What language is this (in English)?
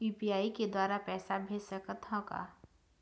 Chhattisgarhi